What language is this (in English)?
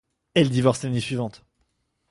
French